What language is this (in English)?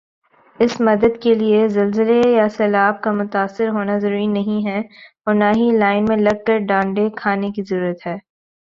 Urdu